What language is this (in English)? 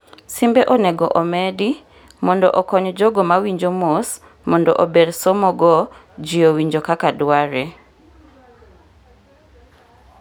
Luo (Kenya and Tanzania)